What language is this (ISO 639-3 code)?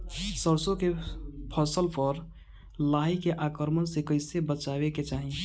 bho